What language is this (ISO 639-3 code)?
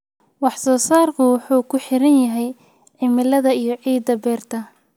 som